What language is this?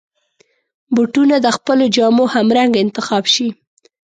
Pashto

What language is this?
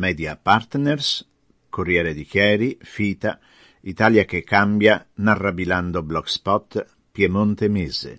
Italian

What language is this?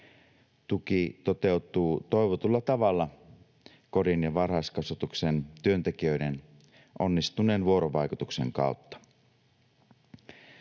Finnish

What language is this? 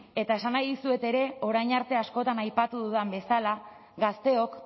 Basque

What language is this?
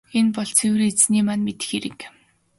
Mongolian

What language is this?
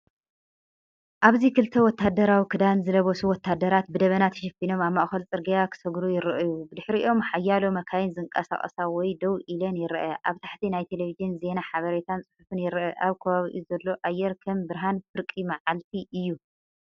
Tigrinya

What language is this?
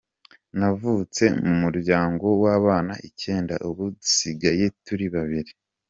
Kinyarwanda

